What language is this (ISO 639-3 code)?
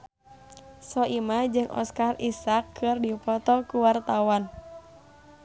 sun